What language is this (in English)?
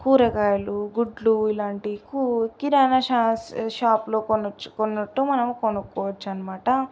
Telugu